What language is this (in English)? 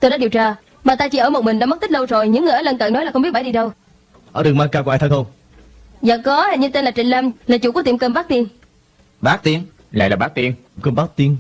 Vietnamese